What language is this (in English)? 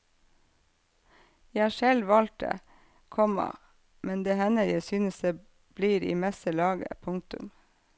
Norwegian